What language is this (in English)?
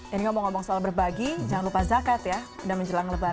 Indonesian